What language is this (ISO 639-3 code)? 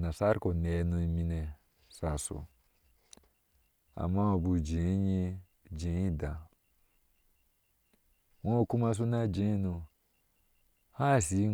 ahs